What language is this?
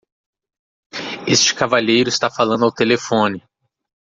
Portuguese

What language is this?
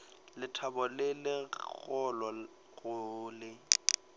Northern Sotho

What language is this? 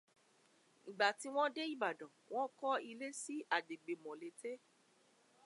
Yoruba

